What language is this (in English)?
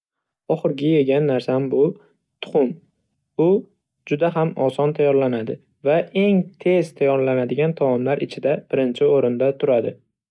Uzbek